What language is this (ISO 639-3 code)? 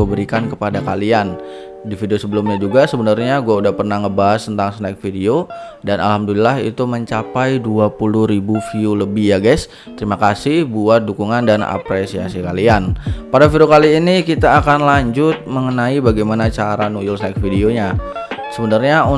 ind